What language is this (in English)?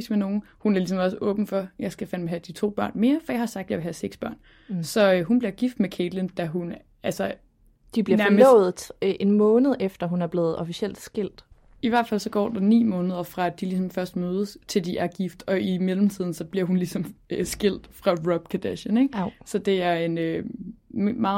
Danish